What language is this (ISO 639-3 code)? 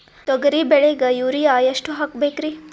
kan